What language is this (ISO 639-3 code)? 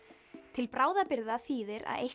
isl